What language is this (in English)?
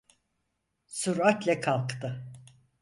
Turkish